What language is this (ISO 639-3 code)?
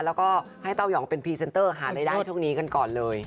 tha